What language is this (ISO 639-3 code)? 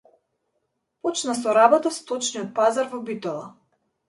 mkd